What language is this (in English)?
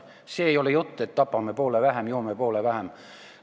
Estonian